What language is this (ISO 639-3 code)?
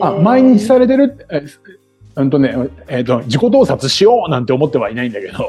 jpn